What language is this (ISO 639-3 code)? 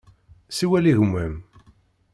kab